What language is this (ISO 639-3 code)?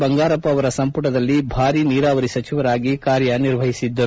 kan